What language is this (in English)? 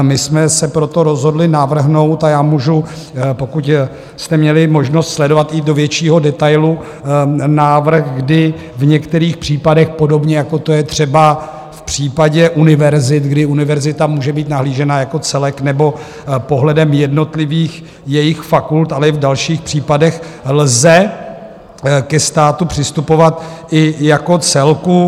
Czech